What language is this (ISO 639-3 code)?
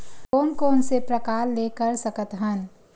hne